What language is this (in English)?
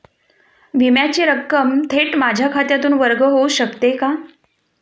Marathi